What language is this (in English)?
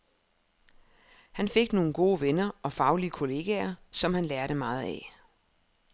Danish